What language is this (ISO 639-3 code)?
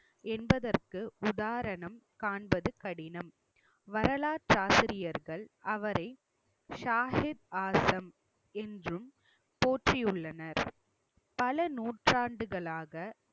tam